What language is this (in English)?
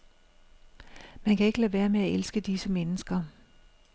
Danish